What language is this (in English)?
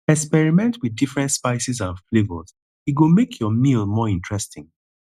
Nigerian Pidgin